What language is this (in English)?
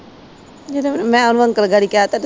Punjabi